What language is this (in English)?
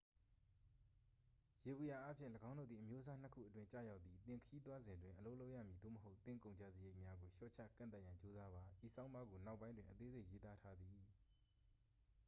Burmese